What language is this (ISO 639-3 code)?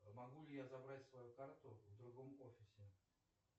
rus